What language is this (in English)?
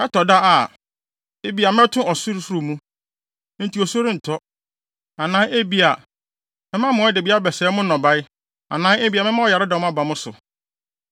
Akan